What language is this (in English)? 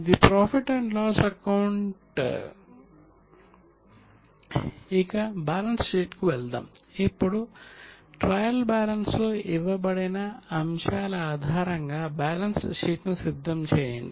Telugu